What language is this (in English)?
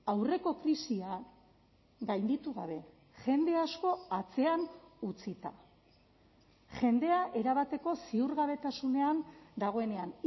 Basque